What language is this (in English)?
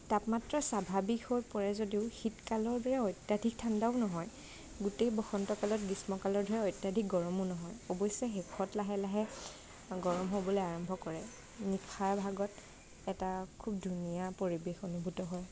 Assamese